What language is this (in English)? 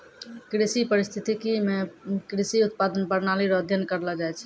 Maithili